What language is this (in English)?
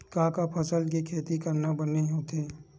Chhattisgarhi